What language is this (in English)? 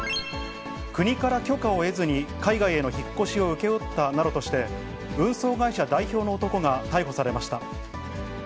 Japanese